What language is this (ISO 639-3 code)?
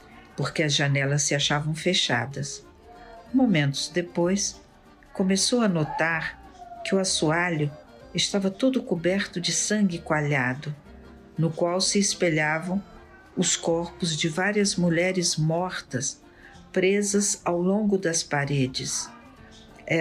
por